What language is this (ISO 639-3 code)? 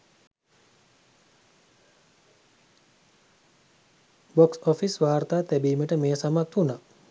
sin